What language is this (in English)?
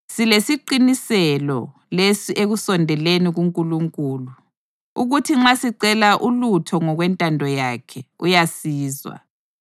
North Ndebele